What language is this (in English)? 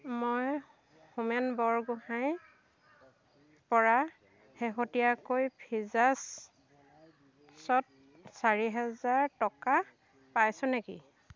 Assamese